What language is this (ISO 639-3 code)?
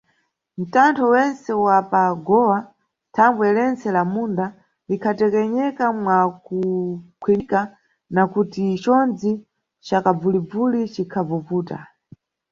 nyu